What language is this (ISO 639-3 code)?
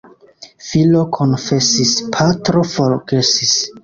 epo